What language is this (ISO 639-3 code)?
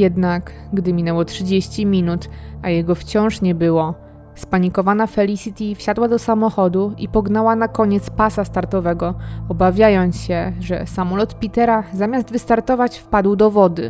pol